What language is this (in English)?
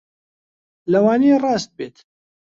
Central Kurdish